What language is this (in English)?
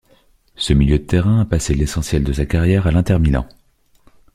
French